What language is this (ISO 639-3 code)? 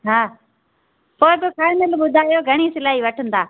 snd